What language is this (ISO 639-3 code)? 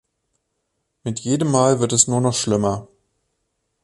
deu